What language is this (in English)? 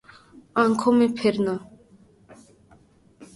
Urdu